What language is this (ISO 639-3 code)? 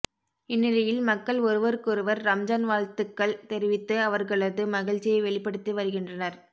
tam